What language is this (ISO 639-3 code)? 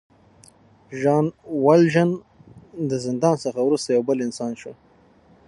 pus